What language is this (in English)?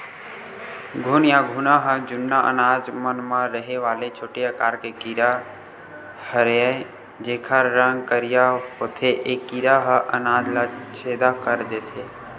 Chhattisgarhi